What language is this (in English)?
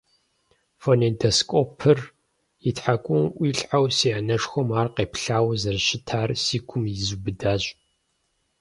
Kabardian